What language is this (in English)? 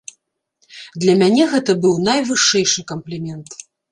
Belarusian